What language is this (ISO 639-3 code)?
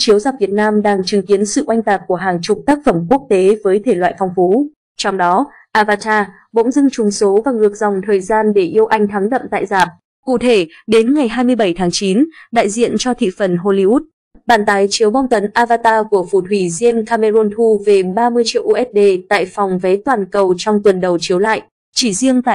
vie